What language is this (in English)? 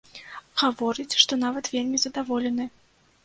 Belarusian